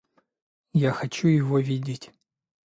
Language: Russian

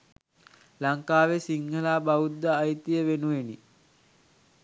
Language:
Sinhala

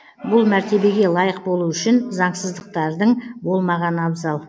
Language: Kazakh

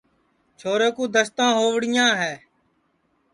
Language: Sansi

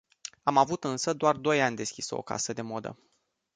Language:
Romanian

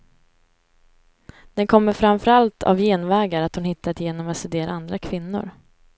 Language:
Swedish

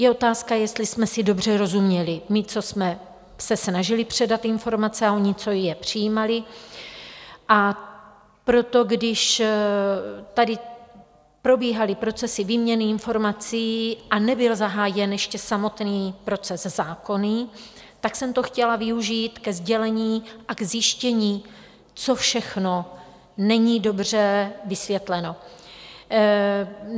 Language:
Czech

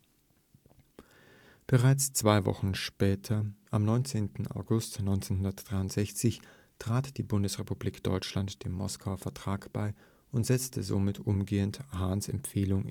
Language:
German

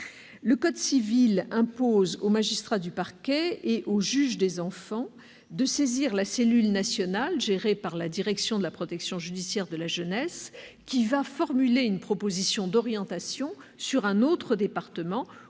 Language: French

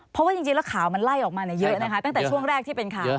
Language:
Thai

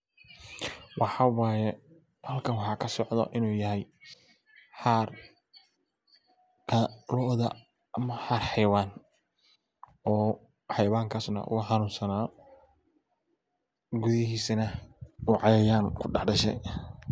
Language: Somali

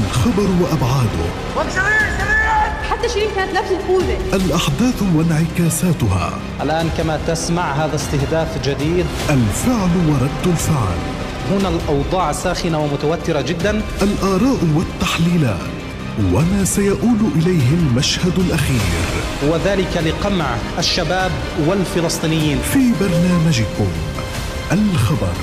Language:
Arabic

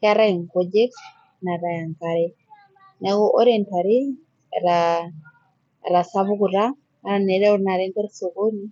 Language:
Masai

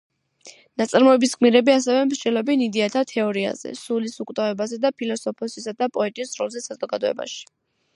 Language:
Georgian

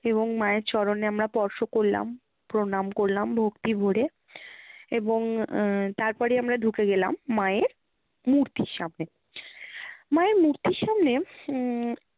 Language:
Bangla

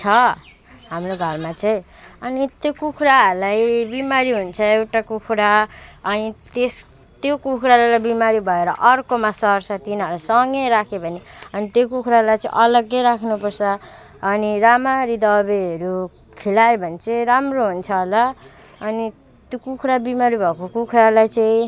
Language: Nepali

